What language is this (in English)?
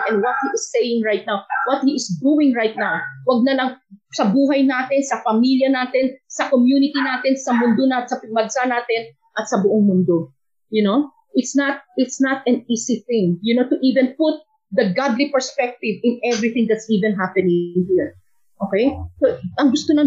Filipino